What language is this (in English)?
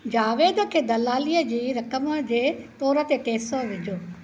Sindhi